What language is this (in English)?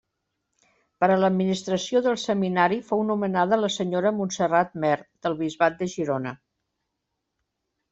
Catalan